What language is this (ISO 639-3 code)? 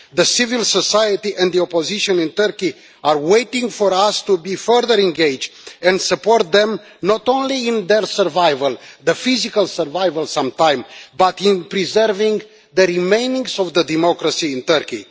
eng